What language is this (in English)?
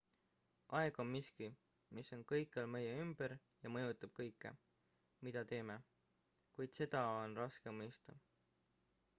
Estonian